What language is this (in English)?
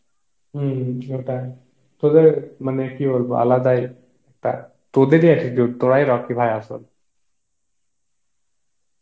Bangla